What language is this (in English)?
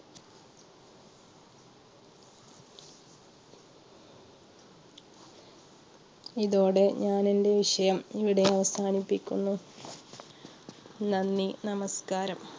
Malayalam